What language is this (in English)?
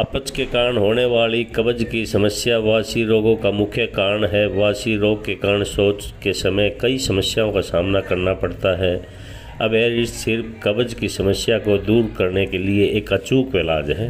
Hindi